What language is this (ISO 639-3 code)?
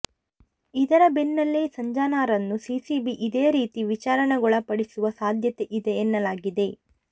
kan